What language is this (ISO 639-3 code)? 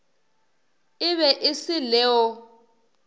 nso